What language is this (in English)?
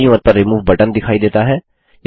Hindi